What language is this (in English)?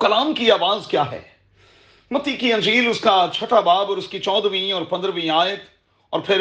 Urdu